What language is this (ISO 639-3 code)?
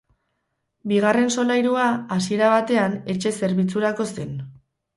eus